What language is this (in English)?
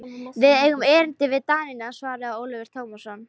Icelandic